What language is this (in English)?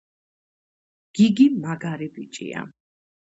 Georgian